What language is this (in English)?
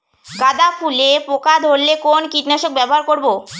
Bangla